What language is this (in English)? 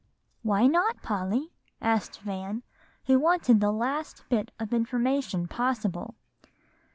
English